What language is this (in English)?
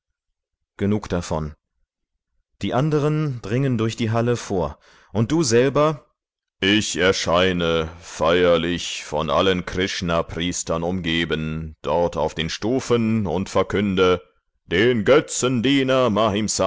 German